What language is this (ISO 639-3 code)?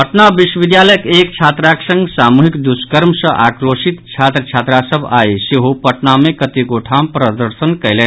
mai